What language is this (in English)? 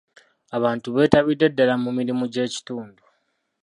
Ganda